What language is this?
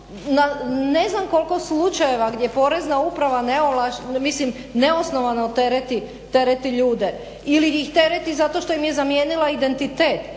Croatian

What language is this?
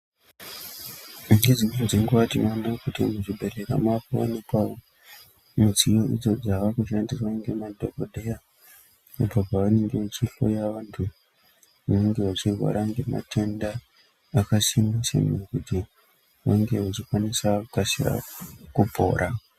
Ndau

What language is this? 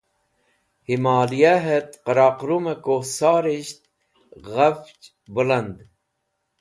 Wakhi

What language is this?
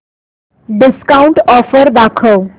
Marathi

